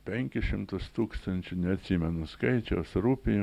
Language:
Lithuanian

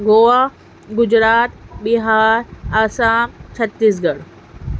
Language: Urdu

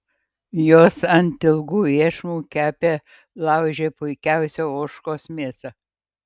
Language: Lithuanian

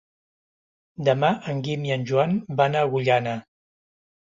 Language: Catalan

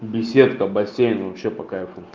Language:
Russian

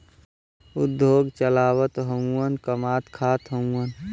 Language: Bhojpuri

